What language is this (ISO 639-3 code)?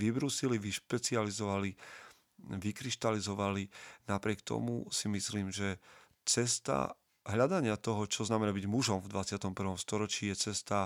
slk